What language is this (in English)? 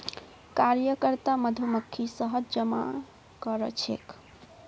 Magahi